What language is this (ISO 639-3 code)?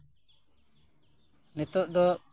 sat